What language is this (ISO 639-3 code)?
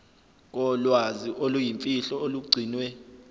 zul